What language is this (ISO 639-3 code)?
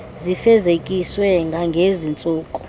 xho